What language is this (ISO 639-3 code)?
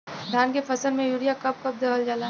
bho